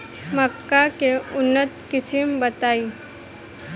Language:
Bhojpuri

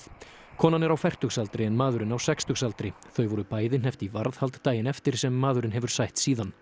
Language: Icelandic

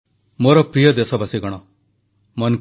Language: Odia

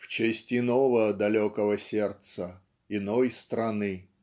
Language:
Russian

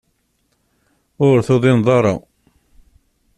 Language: Kabyle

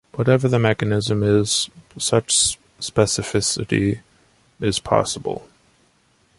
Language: English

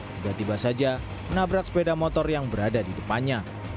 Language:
Indonesian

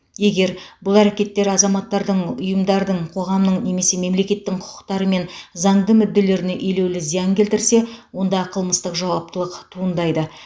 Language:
Kazakh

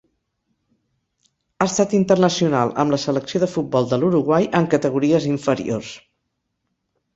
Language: Catalan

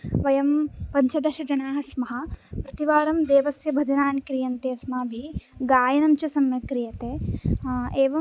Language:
Sanskrit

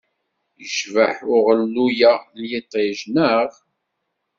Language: Kabyle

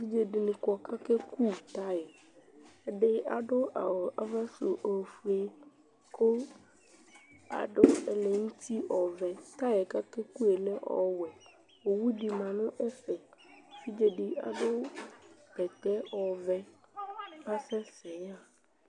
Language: Ikposo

